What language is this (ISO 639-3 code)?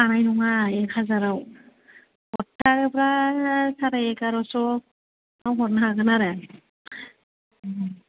brx